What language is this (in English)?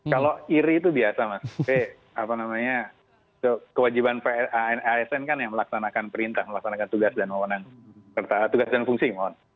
Indonesian